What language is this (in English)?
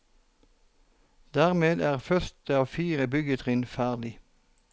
Norwegian